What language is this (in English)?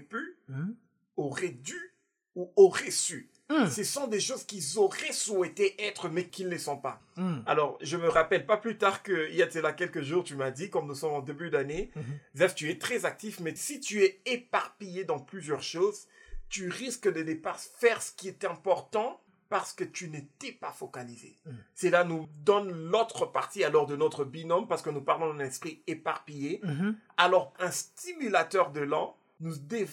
French